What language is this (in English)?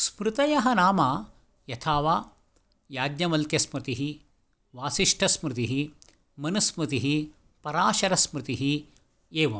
Sanskrit